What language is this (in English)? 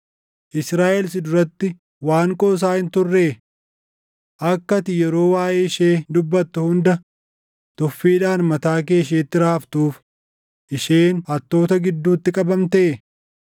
Oromo